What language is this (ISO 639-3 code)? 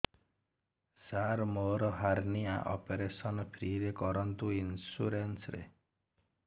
ori